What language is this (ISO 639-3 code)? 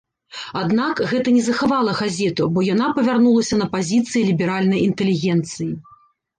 bel